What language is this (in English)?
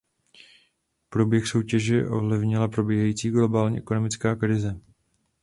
Czech